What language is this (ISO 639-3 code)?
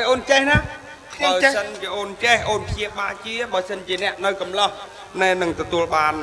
tha